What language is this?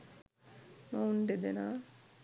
Sinhala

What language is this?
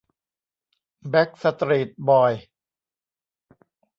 Thai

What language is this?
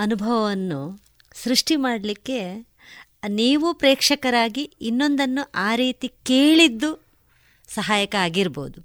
Kannada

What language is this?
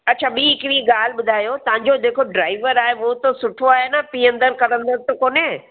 Sindhi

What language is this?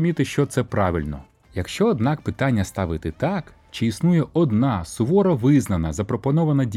Ukrainian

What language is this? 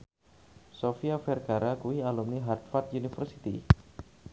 Javanese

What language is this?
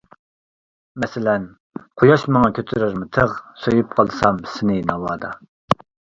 Uyghur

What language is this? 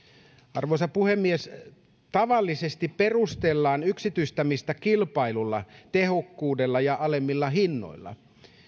Finnish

